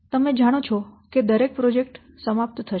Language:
Gujarati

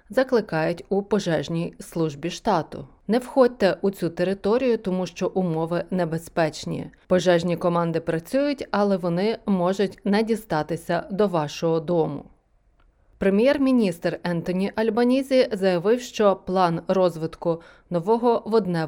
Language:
Ukrainian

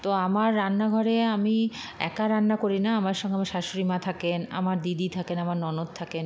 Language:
Bangla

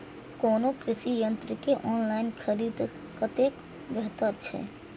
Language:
Maithili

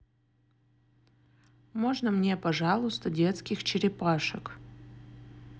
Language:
Russian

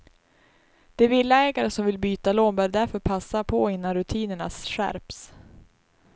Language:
Swedish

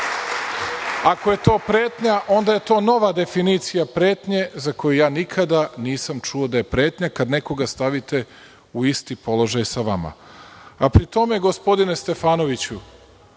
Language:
Serbian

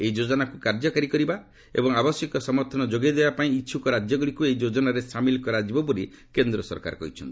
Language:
Odia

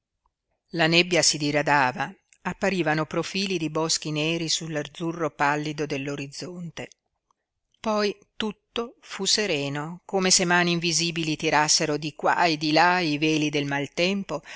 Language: Italian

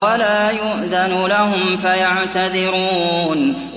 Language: Arabic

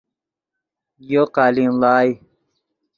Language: Yidgha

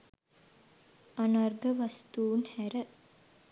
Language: Sinhala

